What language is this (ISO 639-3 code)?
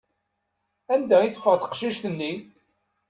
kab